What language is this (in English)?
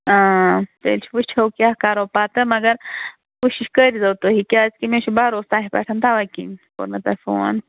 Kashmiri